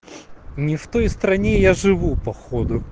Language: Russian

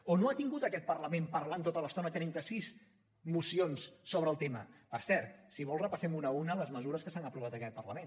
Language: Catalan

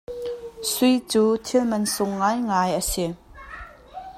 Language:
Hakha Chin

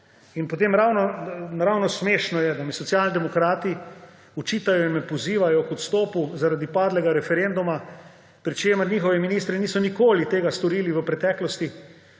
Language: Slovenian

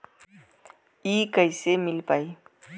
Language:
Bhojpuri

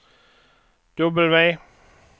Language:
Swedish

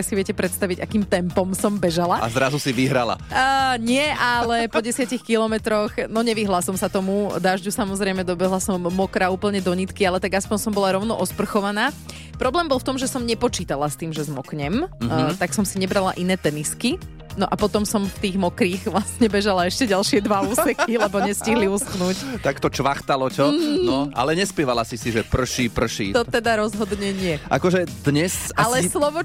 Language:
Slovak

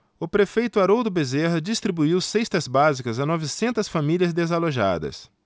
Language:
Portuguese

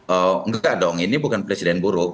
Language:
Indonesian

